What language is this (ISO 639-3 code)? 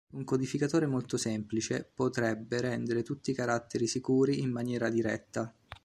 ita